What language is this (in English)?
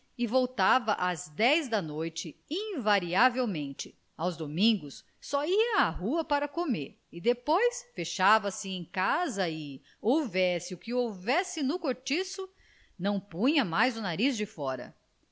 Portuguese